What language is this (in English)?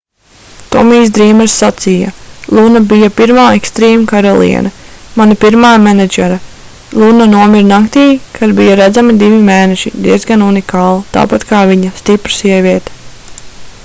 Latvian